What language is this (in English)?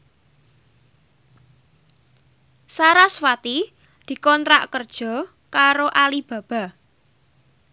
Javanese